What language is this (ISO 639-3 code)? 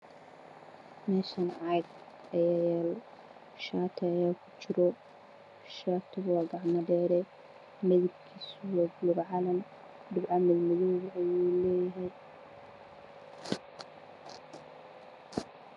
som